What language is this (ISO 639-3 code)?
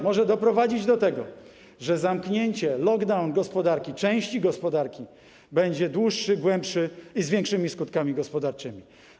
pol